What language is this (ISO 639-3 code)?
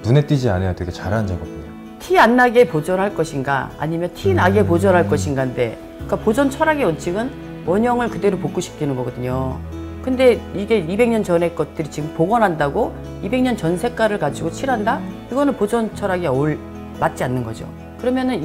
kor